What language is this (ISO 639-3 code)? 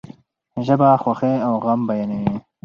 pus